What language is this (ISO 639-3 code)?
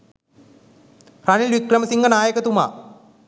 sin